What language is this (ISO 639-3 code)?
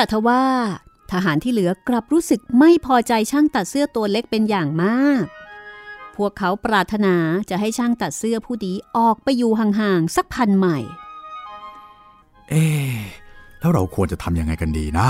tha